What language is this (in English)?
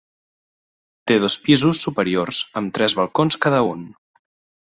Catalan